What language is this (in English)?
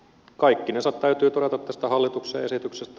Finnish